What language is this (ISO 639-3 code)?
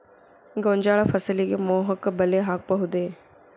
kan